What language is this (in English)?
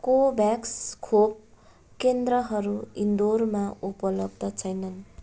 Nepali